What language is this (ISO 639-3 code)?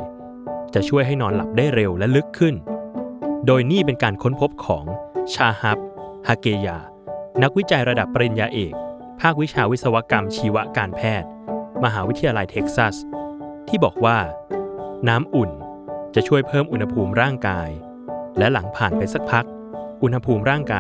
tha